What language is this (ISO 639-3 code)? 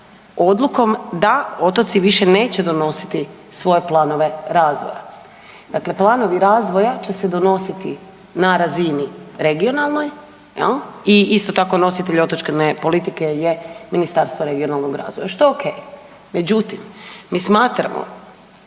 hrv